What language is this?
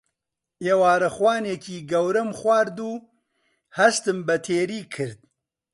Central Kurdish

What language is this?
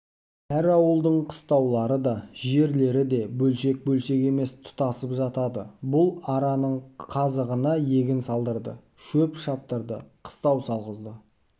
Kazakh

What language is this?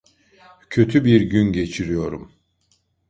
Turkish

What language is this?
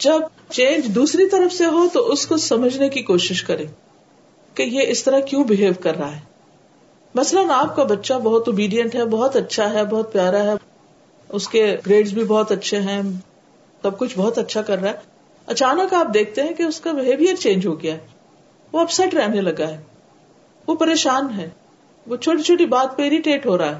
Urdu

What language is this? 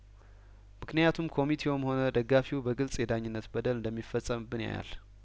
Amharic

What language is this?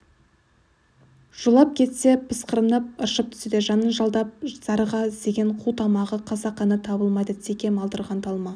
Kazakh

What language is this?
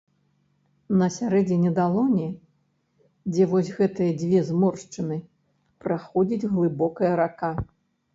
Belarusian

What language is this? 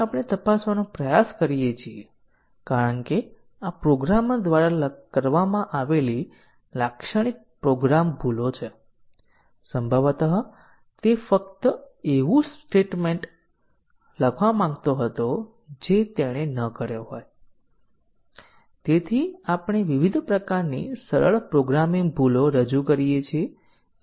Gujarati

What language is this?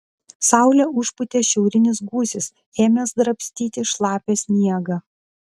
Lithuanian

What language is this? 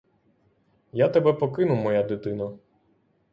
Ukrainian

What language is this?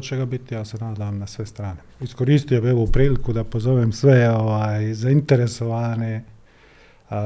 Croatian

